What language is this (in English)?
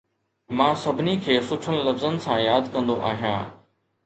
Sindhi